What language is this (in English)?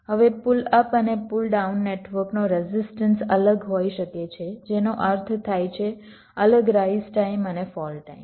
Gujarati